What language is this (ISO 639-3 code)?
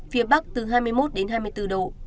vie